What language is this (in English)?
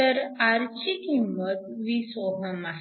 Marathi